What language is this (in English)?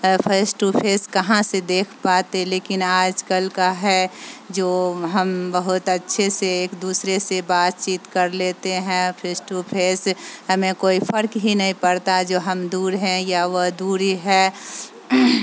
Urdu